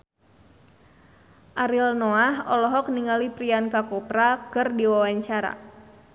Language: Sundanese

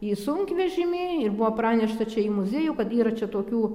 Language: Lithuanian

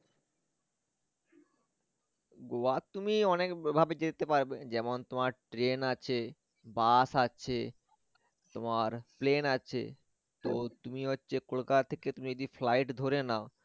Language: Bangla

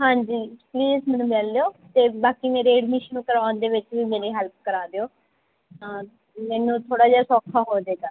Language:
Punjabi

